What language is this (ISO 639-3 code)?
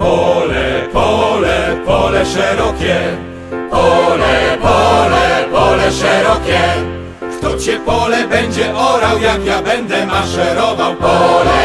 pol